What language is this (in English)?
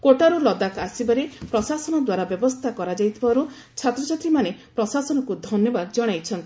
Odia